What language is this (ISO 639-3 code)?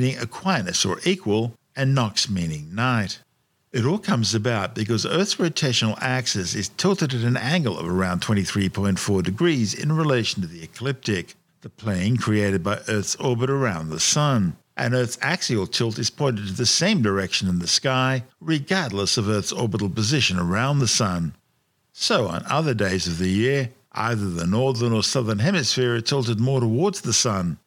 eng